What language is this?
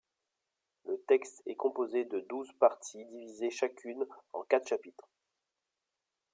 French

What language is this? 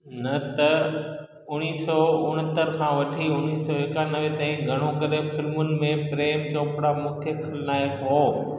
Sindhi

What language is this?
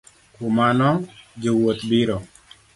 Luo (Kenya and Tanzania)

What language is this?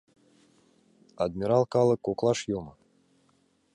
Mari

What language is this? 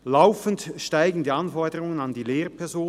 Swiss German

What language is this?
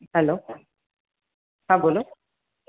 Gujarati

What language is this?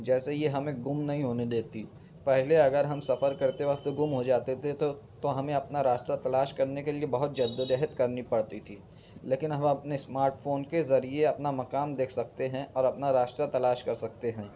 Urdu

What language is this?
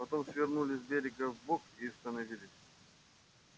Russian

